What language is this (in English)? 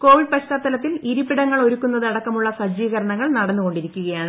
Malayalam